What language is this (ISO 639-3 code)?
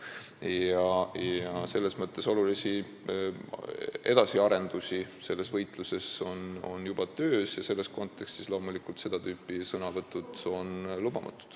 est